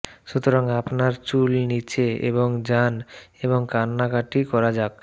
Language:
Bangla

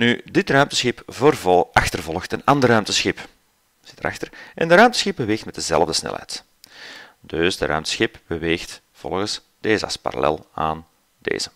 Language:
Dutch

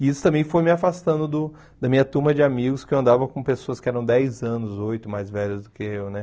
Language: Portuguese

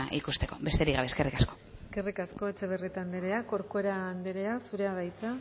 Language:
Basque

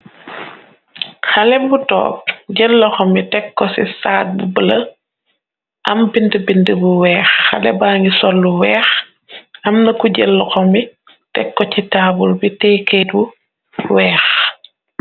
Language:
Wolof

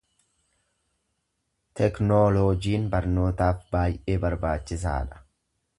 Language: Oromo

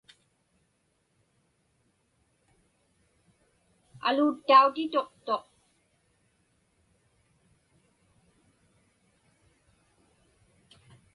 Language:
Inupiaq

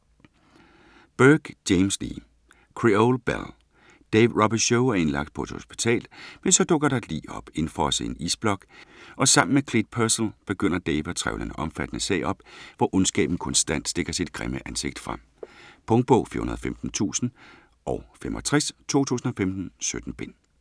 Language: Danish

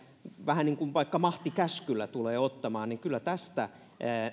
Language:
Finnish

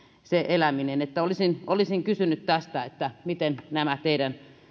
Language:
Finnish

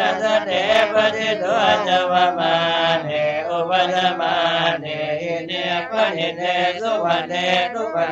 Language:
Thai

